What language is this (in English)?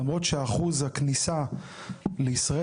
Hebrew